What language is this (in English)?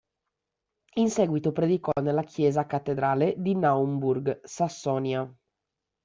Italian